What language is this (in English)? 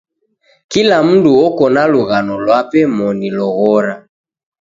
Taita